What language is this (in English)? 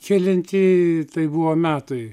Lithuanian